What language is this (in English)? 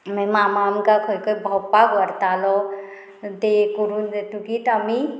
Konkani